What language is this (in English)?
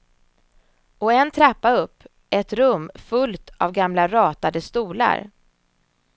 Swedish